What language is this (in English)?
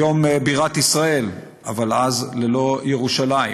Hebrew